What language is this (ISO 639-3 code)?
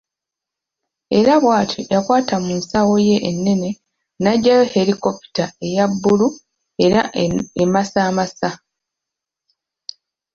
lug